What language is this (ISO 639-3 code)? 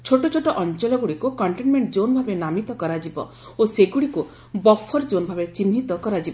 ori